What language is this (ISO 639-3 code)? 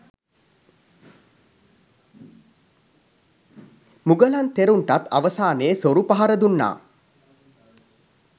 sin